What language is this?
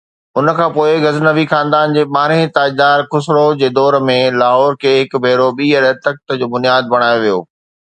Sindhi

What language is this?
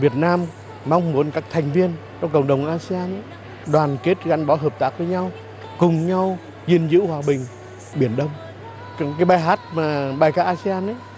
Vietnamese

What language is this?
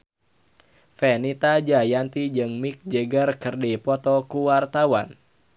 Sundanese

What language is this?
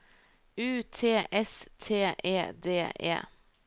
Norwegian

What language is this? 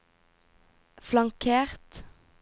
Norwegian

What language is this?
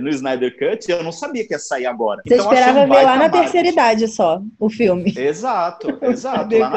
Portuguese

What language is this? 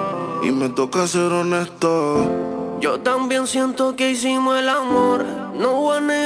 Spanish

